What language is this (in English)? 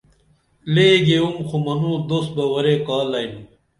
Dameli